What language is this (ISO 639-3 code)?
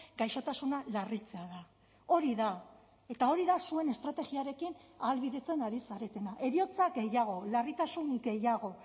eus